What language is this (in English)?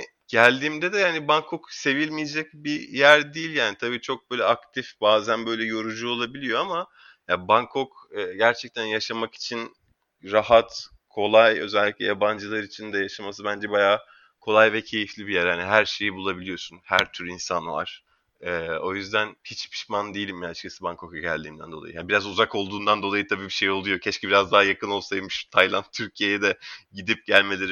Turkish